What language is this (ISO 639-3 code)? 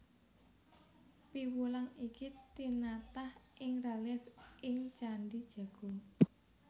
jav